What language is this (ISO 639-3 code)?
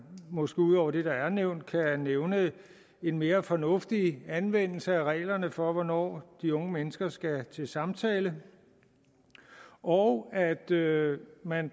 dan